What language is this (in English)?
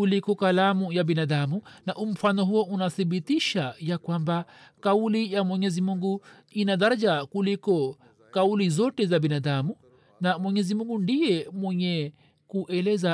Swahili